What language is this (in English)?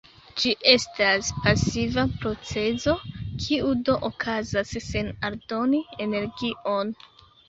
Esperanto